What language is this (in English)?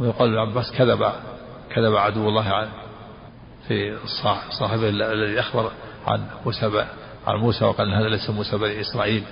Arabic